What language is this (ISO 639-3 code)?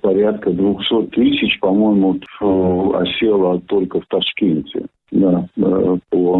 rus